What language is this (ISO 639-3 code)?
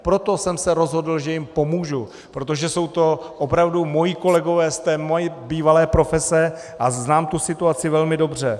ces